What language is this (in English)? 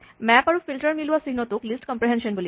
Assamese